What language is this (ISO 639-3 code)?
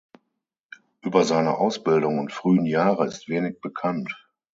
deu